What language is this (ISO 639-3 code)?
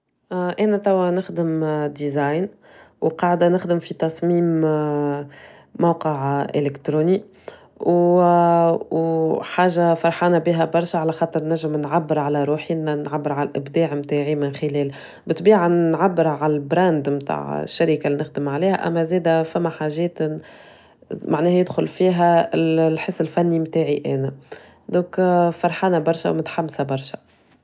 aeb